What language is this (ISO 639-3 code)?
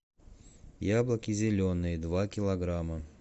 rus